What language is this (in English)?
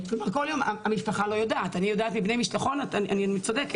Hebrew